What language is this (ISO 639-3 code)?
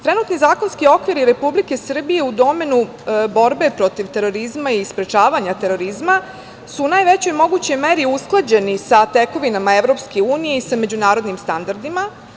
srp